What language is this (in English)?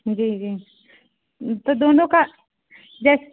Hindi